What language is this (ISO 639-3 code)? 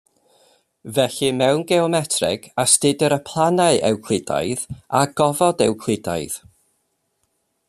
cym